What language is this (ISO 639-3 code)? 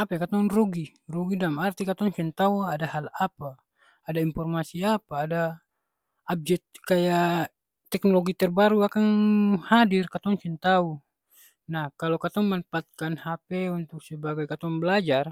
abs